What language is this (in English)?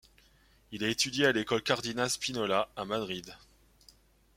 French